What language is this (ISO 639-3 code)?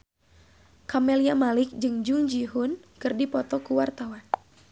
sun